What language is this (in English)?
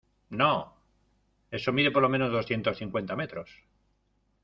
Spanish